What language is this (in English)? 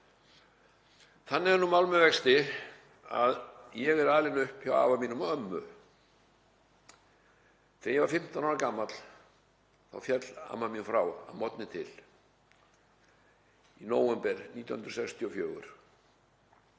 Icelandic